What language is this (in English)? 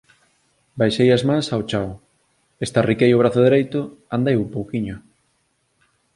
Galician